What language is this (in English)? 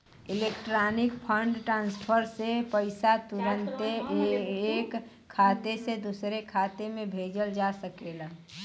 Bhojpuri